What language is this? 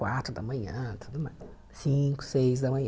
Portuguese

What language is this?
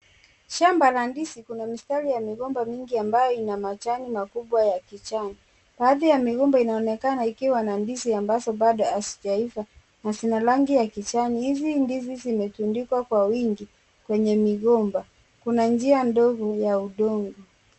Swahili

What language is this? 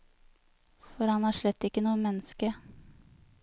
Norwegian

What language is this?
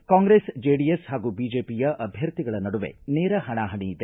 Kannada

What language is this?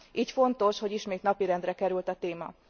Hungarian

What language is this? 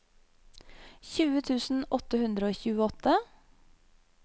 Norwegian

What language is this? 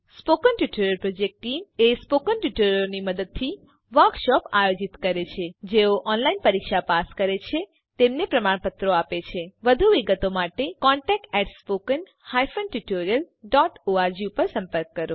Gujarati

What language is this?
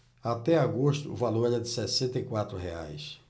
Portuguese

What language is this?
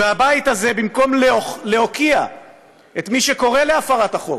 Hebrew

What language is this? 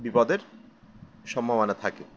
Bangla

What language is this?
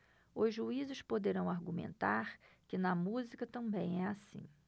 Portuguese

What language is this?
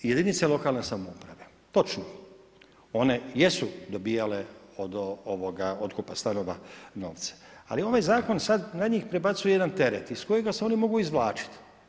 Croatian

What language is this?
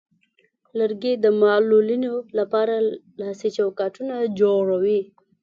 Pashto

